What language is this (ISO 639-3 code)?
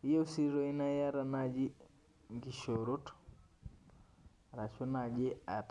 mas